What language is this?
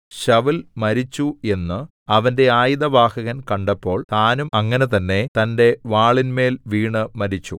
Malayalam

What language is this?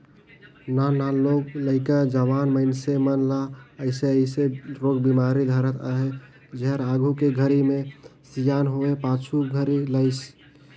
Chhattisgarhi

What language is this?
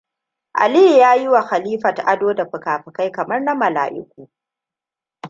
Hausa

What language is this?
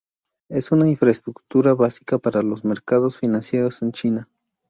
Spanish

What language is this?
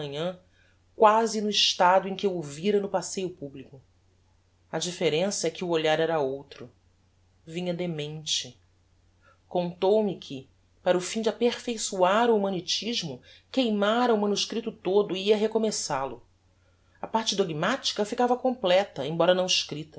Portuguese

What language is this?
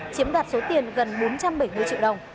Vietnamese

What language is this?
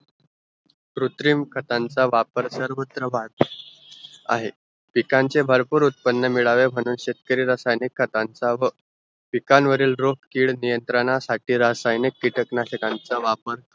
Marathi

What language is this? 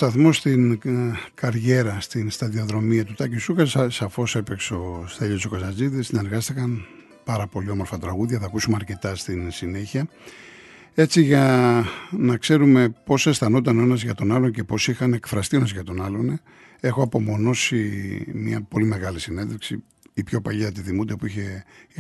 Greek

